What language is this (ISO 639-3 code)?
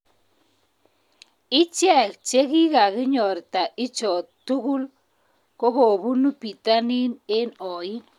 kln